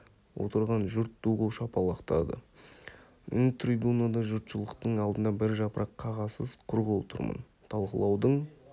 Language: Kazakh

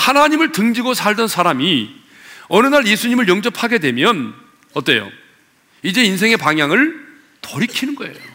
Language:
Korean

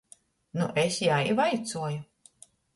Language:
Latgalian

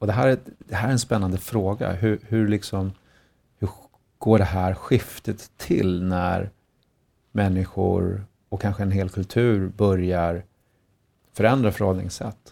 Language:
Swedish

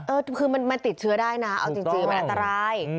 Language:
Thai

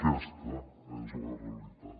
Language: Catalan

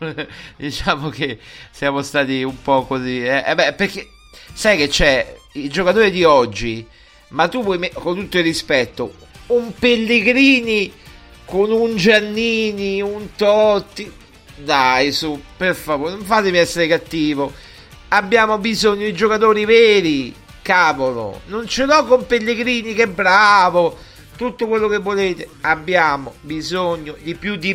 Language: Italian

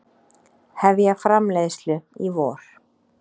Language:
Icelandic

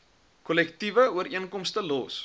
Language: Afrikaans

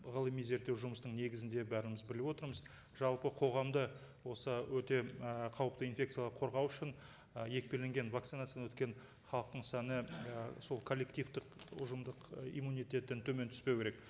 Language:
Kazakh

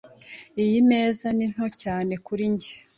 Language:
Kinyarwanda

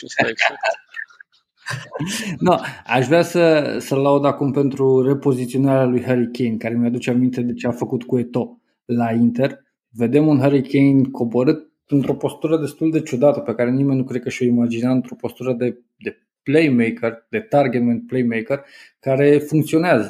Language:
Romanian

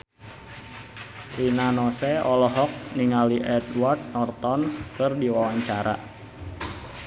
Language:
Sundanese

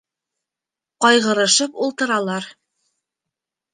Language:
Bashkir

